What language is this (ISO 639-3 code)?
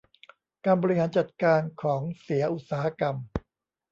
tha